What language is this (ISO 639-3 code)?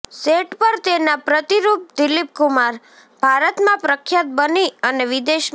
guj